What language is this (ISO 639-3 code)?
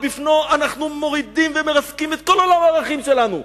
heb